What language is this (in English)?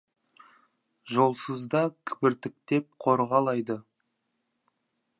Kazakh